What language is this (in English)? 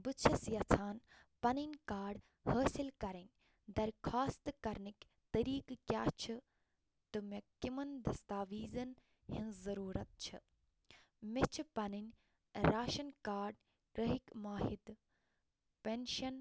Kashmiri